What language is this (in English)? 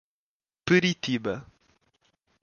Portuguese